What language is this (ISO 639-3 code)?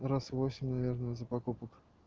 rus